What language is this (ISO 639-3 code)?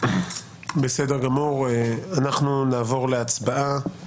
heb